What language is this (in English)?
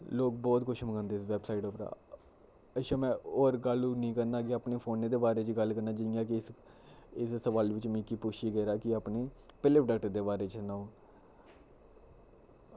Dogri